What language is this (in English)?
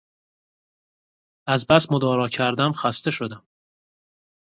Persian